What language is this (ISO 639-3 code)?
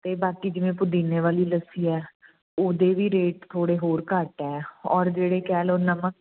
pan